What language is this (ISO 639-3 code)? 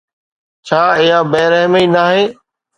snd